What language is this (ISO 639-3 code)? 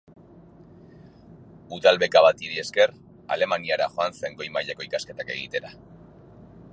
eus